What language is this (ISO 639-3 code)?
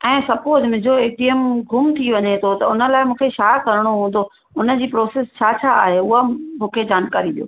snd